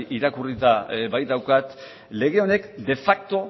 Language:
Basque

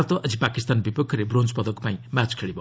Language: Odia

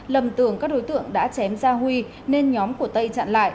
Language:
Vietnamese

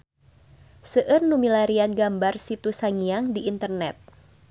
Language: Sundanese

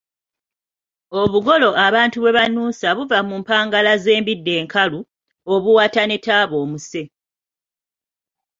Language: Ganda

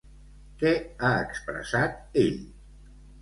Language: Catalan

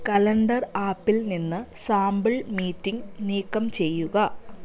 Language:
Malayalam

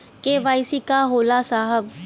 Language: Bhojpuri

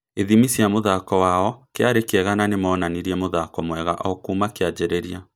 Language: Kikuyu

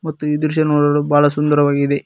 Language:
Kannada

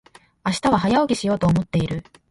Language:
Japanese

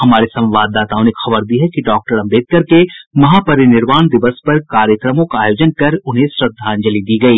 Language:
Hindi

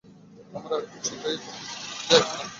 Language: Bangla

